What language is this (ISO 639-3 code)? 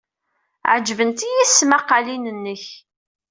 kab